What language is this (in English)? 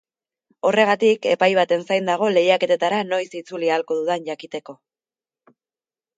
Basque